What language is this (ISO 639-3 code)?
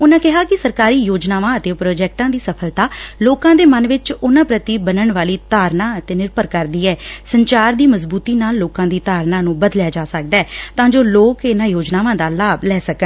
pan